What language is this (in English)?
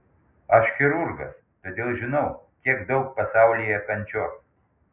Lithuanian